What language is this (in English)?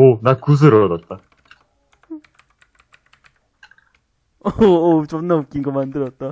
Korean